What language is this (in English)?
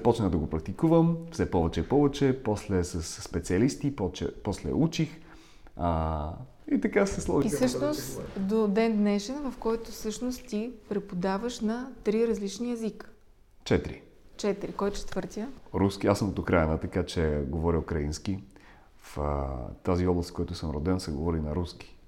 Bulgarian